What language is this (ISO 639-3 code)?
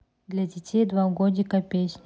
rus